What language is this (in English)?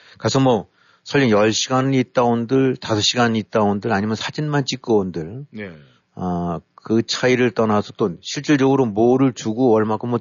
Korean